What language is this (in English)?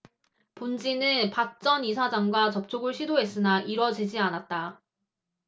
Korean